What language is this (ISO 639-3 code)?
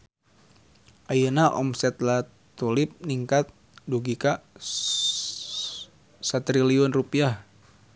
sun